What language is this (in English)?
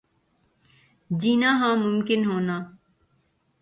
Urdu